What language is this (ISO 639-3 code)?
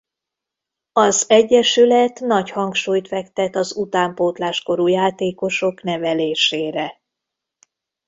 hun